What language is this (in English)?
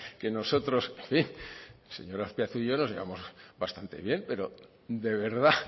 Spanish